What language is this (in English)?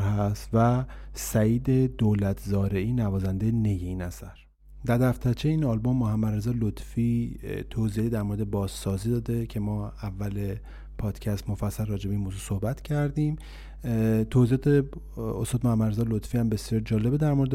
Persian